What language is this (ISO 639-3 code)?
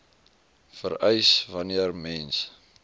afr